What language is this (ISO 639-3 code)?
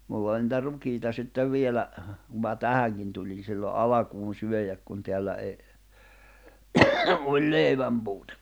fin